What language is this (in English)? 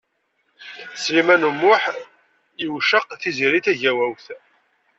Kabyle